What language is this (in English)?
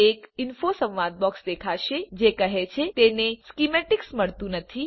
Gujarati